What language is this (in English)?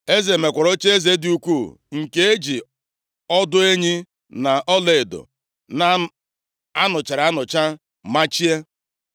Igbo